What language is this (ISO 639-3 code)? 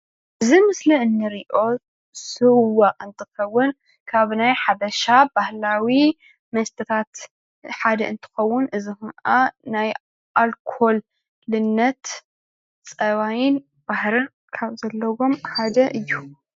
tir